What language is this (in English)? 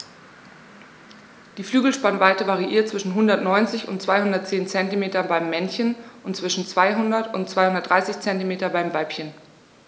German